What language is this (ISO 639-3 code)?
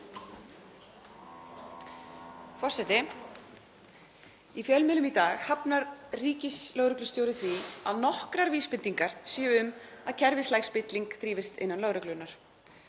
isl